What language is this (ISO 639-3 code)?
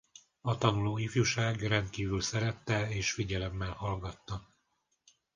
hun